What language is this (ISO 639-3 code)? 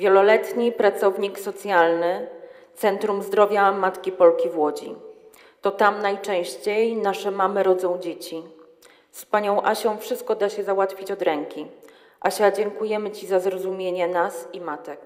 pol